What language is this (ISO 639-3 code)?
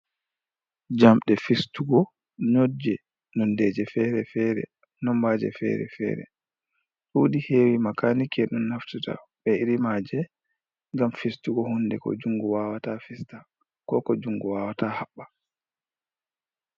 ful